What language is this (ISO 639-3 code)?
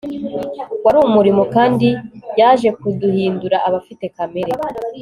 kin